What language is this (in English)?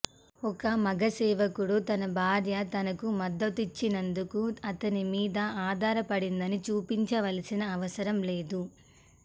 Telugu